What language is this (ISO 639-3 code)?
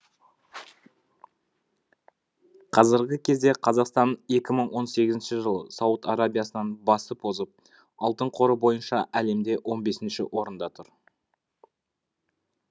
kaz